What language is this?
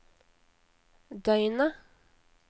Norwegian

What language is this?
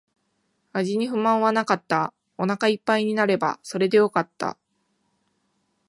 Japanese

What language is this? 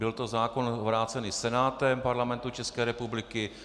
Czech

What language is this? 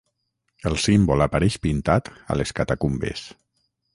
Catalan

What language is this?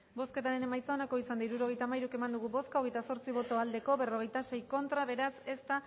Basque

